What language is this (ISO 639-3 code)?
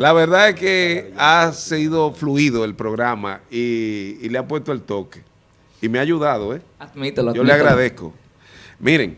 spa